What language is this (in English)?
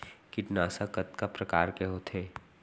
Chhattisgarhi